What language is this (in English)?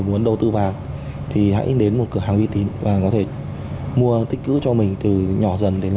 Vietnamese